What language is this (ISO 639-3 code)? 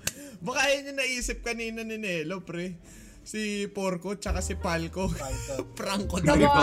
fil